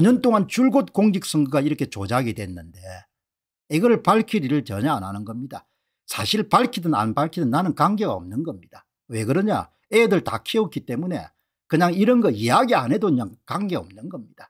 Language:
Korean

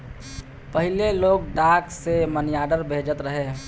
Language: Bhojpuri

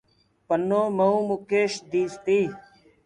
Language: Gurgula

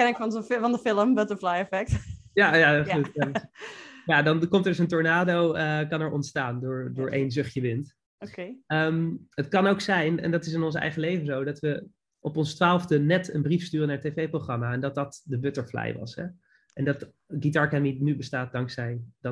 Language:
Dutch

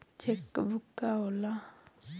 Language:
Bhojpuri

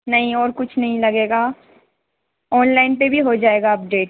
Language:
Hindi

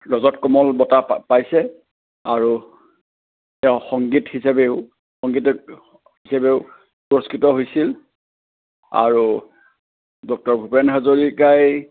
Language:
Assamese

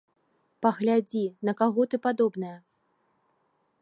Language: Belarusian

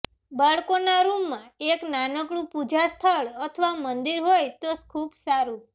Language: Gujarati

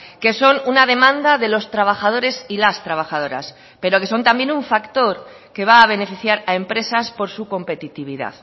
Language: Spanish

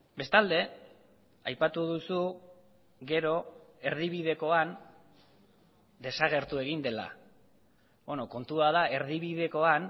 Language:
Basque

